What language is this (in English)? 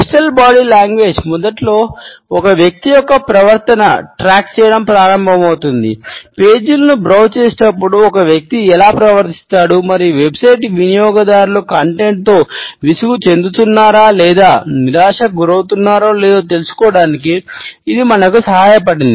Telugu